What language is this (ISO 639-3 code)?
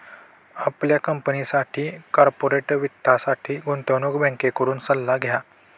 mar